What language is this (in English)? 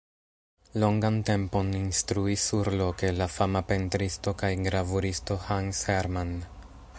Esperanto